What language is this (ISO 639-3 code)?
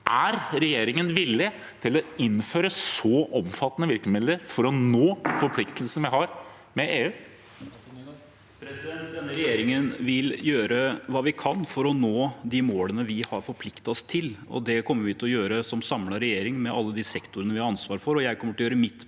nor